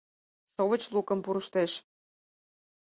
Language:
Mari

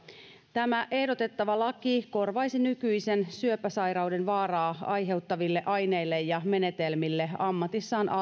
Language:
Finnish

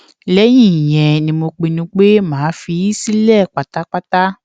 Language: Yoruba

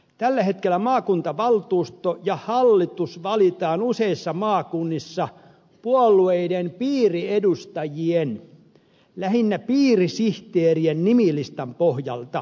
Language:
Finnish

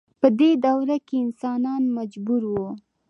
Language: Pashto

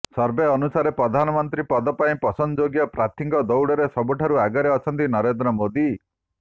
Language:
Odia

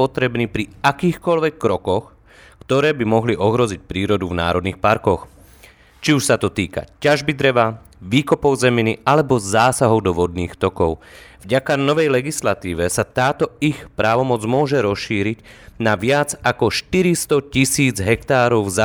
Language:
Slovak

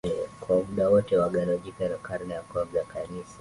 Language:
Swahili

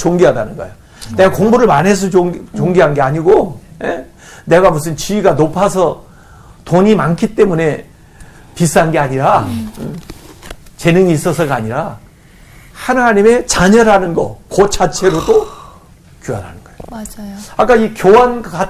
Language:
Korean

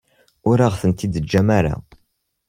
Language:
Kabyle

